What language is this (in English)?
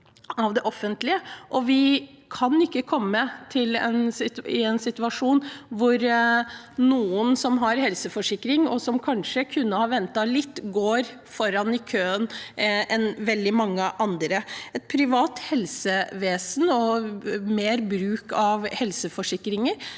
Norwegian